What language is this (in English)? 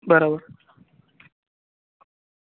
Gujarati